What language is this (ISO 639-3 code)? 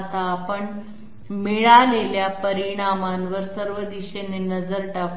mar